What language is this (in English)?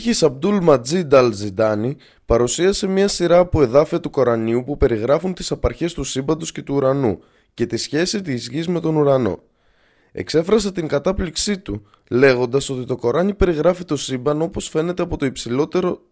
Greek